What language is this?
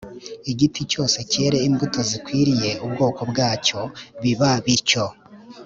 Kinyarwanda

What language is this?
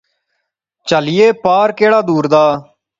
Pahari-Potwari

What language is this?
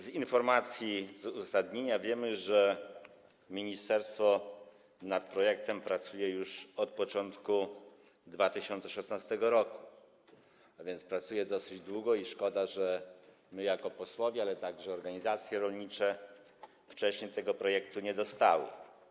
Polish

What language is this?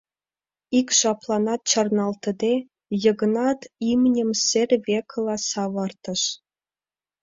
Mari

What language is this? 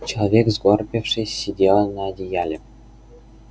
Russian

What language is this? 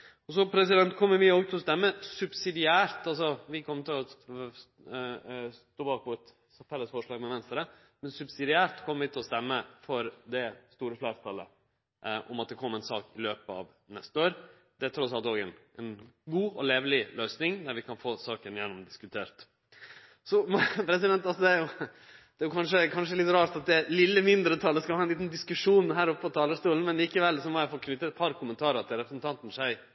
Norwegian Nynorsk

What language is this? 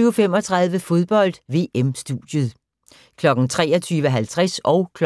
Danish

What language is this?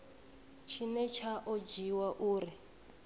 Venda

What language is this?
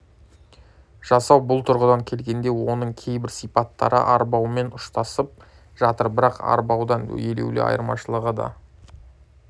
Kazakh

